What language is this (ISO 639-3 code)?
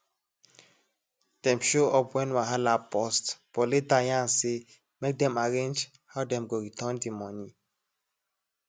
pcm